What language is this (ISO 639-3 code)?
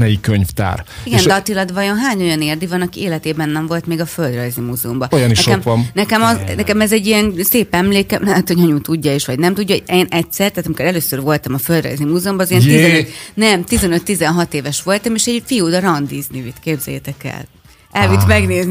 hun